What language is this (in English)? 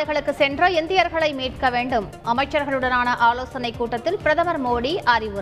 Tamil